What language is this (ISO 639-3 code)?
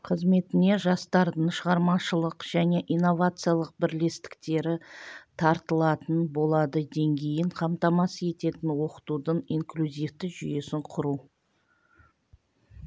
kaz